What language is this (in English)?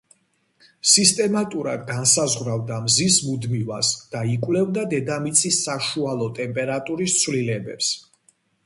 Georgian